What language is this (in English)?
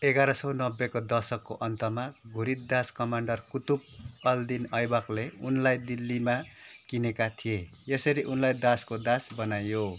Nepali